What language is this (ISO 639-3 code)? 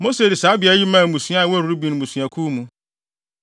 aka